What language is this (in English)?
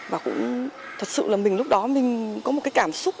Vietnamese